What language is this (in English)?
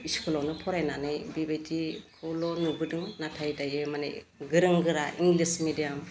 Bodo